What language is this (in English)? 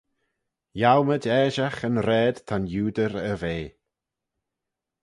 Manx